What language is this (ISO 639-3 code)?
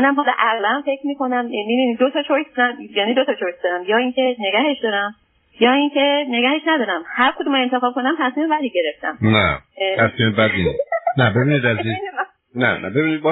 fas